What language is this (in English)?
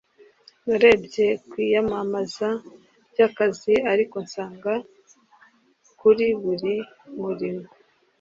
Kinyarwanda